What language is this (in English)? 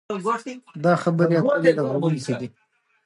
Pashto